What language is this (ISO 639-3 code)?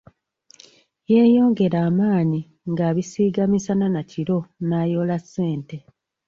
lug